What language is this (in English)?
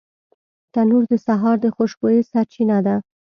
Pashto